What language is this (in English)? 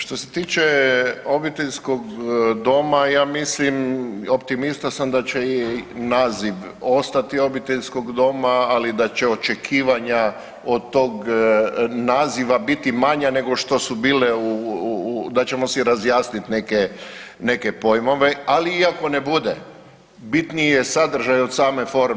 Croatian